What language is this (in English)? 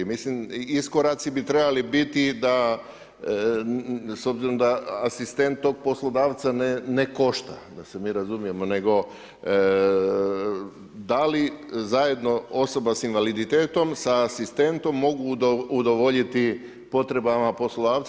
Croatian